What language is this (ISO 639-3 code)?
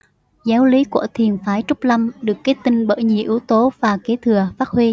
vie